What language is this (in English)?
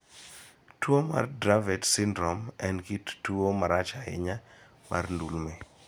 Luo (Kenya and Tanzania)